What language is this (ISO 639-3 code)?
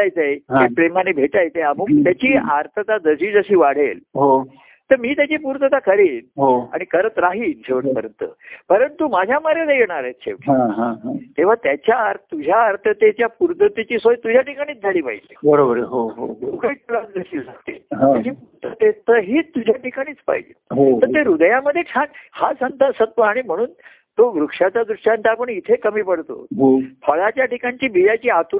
mar